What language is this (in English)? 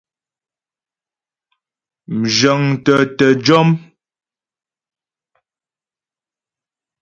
Ghomala